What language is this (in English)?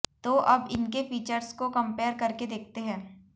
Hindi